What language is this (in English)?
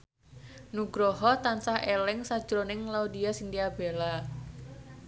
Javanese